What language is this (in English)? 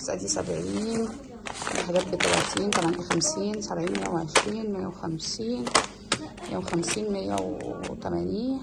Arabic